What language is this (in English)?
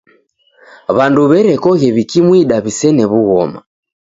Taita